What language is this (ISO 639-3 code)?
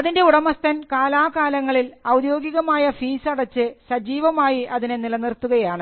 mal